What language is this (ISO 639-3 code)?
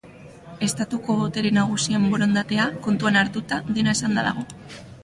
eus